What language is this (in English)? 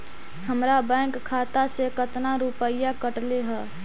Magahi